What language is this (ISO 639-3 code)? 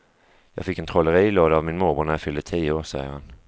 swe